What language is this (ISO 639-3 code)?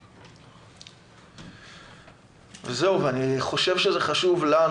heb